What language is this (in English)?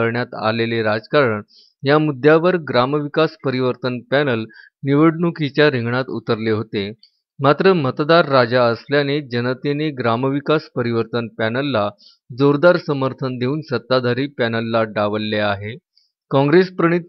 Marathi